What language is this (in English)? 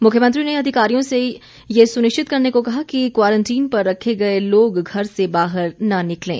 Hindi